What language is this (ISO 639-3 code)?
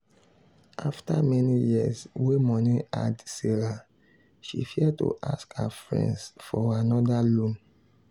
pcm